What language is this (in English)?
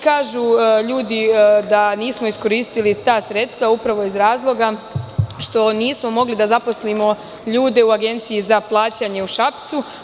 Serbian